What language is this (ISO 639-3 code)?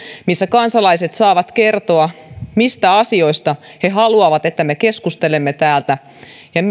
fin